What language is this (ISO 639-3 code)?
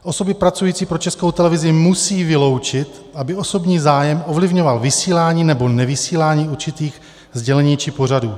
ces